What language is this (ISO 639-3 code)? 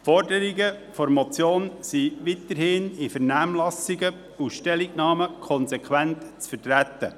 gsw